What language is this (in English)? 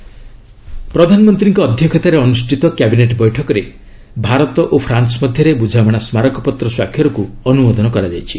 Odia